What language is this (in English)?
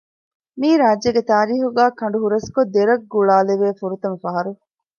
Divehi